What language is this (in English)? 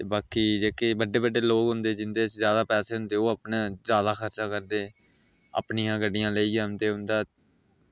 Dogri